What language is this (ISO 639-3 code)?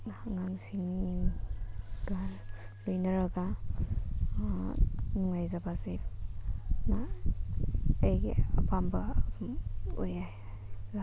mni